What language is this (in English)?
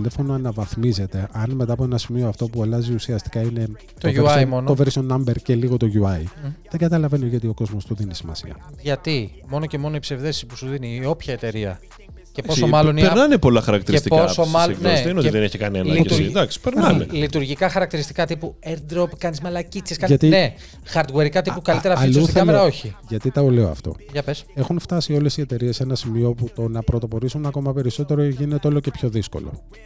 Greek